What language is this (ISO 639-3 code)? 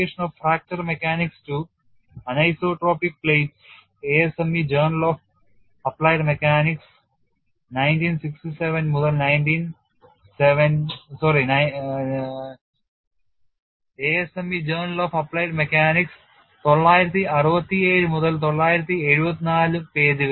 mal